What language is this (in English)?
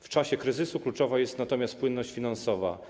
Polish